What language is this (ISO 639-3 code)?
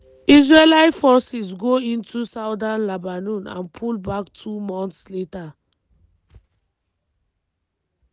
pcm